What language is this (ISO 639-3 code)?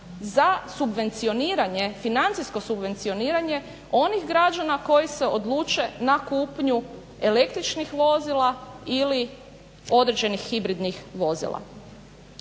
hrv